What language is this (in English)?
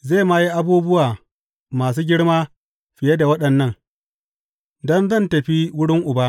Hausa